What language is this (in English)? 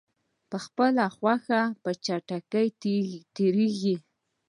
Pashto